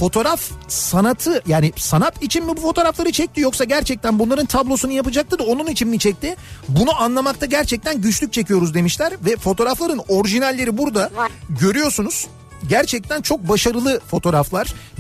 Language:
Turkish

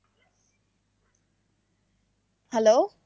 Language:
Bangla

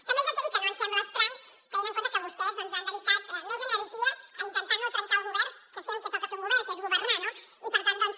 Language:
Catalan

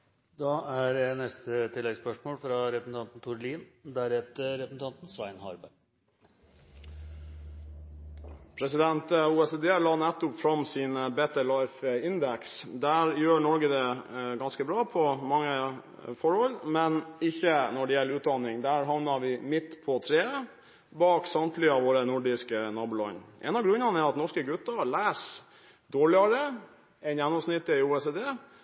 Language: Norwegian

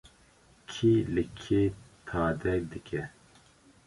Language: Kurdish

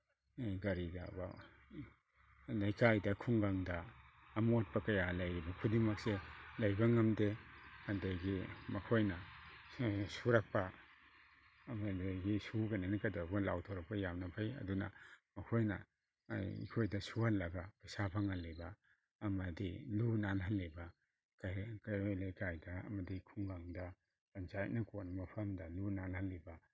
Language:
Manipuri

